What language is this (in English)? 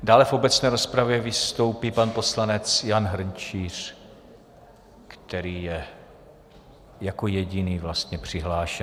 Czech